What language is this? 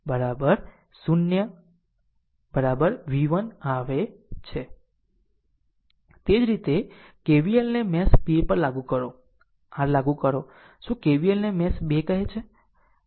Gujarati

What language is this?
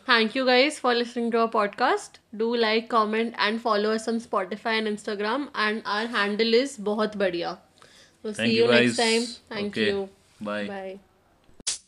Hindi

